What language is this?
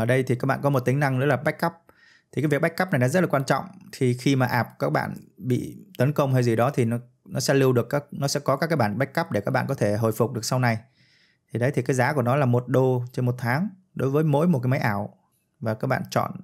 Vietnamese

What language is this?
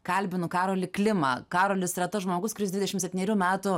Lithuanian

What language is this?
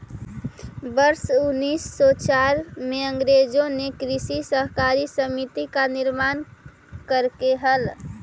Magahi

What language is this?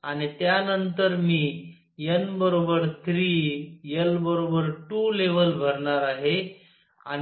Marathi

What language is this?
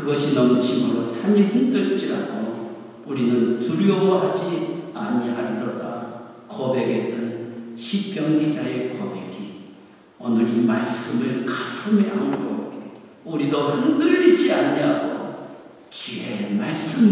Korean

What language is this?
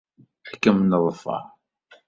Kabyle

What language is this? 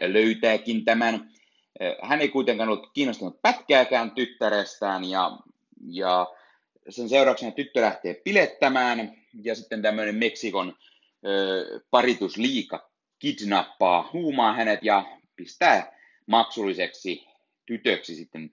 Finnish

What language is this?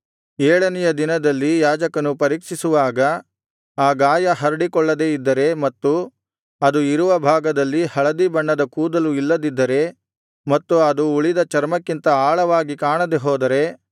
Kannada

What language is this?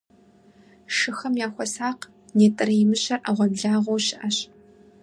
Kabardian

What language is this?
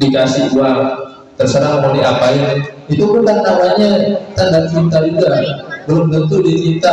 Indonesian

